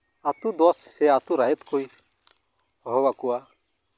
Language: Santali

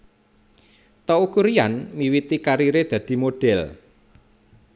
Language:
Javanese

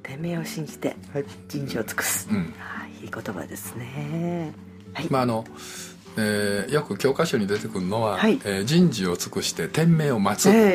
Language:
Japanese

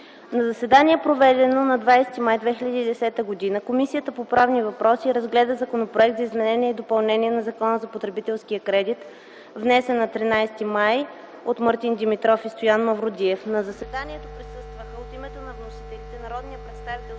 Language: Bulgarian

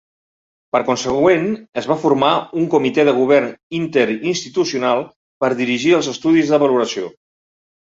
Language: Catalan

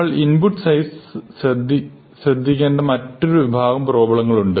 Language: Malayalam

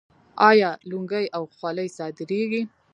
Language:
Pashto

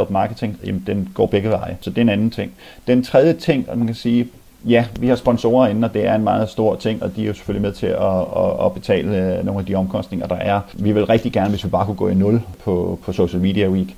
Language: Danish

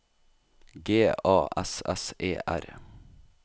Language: Norwegian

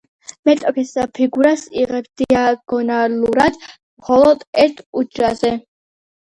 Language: Georgian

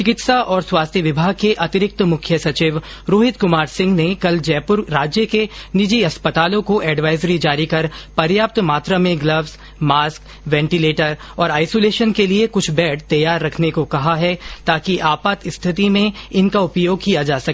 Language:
Hindi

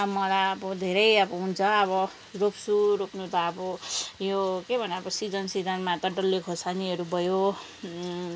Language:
Nepali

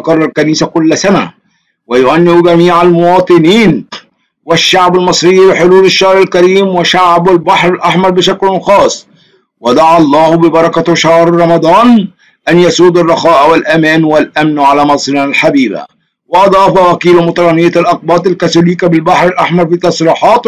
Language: Arabic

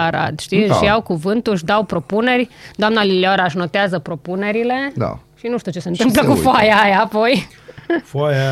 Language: Romanian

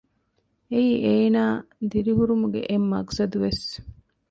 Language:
Divehi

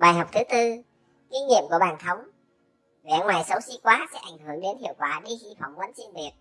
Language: Vietnamese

